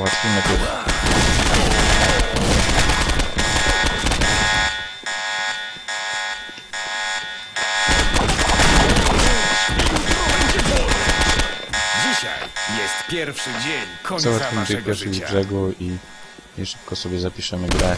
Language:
Polish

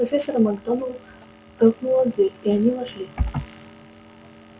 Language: Russian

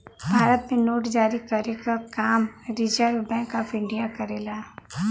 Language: Bhojpuri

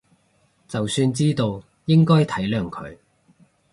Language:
Cantonese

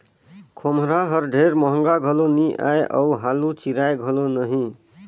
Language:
Chhattisgarhi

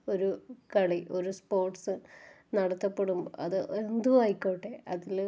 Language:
Malayalam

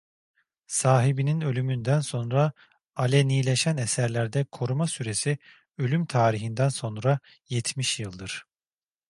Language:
Turkish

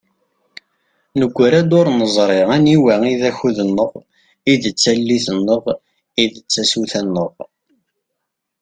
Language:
Kabyle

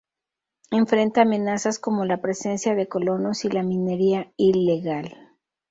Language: Spanish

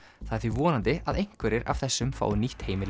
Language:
Icelandic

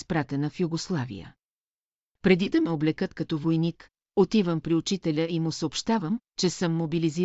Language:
Bulgarian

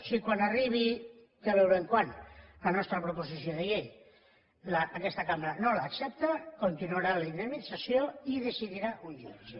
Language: Catalan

